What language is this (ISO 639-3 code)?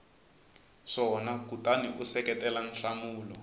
tso